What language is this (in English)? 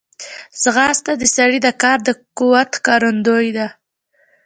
Pashto